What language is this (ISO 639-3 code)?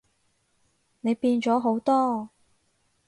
yue